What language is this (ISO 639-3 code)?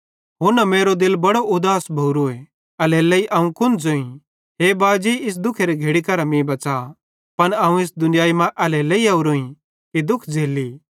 bhd